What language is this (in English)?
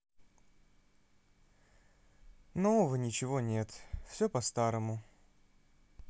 Russian